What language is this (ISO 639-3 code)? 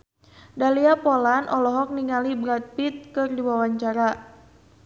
sun